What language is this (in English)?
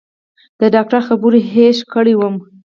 Pashto